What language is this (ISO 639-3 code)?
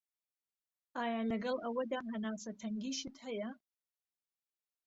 ckb